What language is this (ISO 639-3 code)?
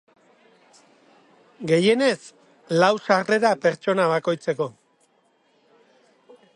eus